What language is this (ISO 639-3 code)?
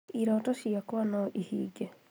kik